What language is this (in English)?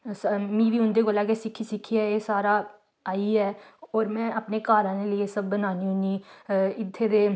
Dogri